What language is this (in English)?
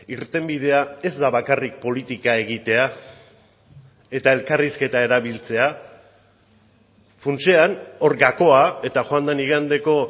Basque